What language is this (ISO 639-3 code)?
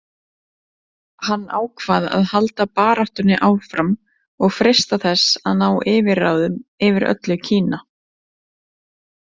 isl